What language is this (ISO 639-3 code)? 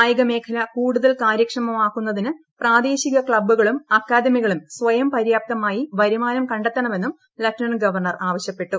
mal